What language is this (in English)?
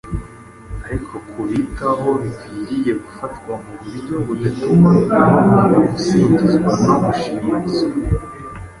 Kinyarwanda